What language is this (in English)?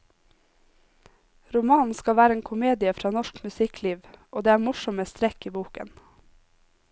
Norwegian